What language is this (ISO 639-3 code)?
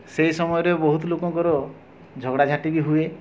ori